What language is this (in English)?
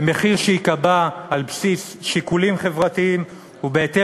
Hebrew